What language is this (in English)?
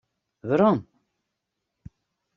Western Frisian